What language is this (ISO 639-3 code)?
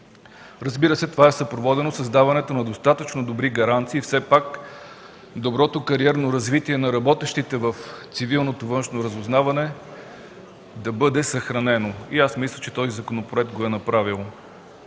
bul